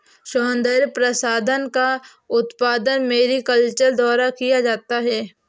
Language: Hindi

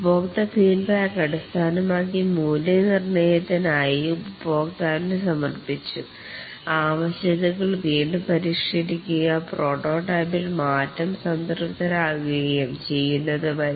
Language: Malayalam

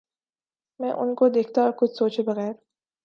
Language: Urdu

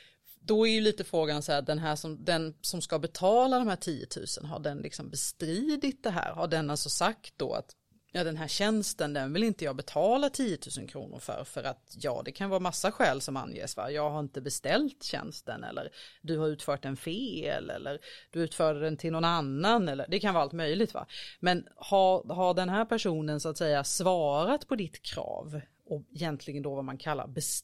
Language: Swedish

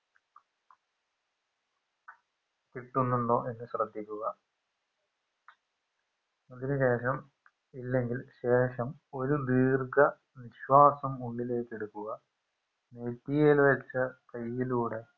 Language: Malayalam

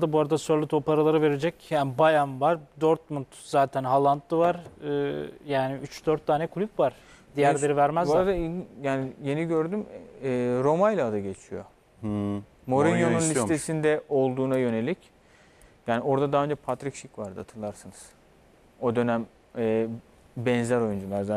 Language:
Turkish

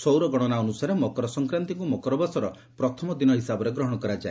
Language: Odia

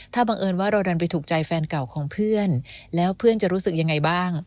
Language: Thai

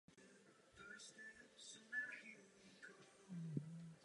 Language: Czech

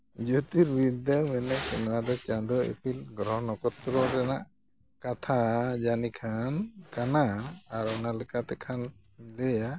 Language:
Santali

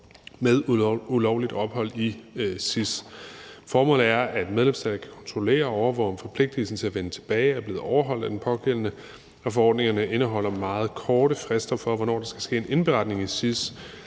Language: Danish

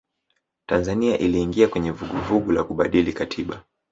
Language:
Swahili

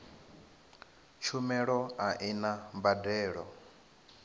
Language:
Venda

